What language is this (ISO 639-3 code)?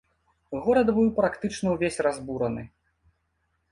bel